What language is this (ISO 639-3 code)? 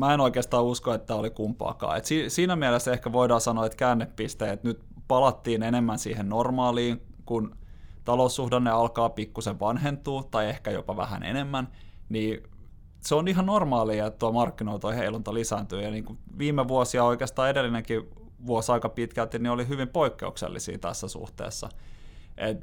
fin